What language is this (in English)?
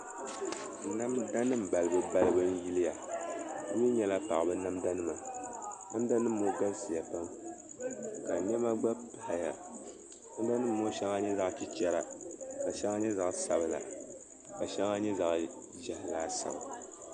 Dagbani